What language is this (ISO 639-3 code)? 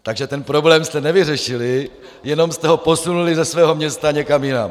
ces